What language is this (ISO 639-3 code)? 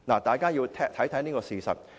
yue